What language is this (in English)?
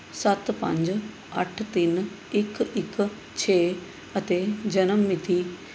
Punjabi